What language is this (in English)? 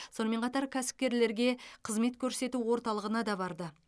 Kazakh